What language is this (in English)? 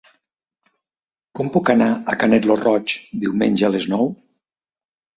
Catalan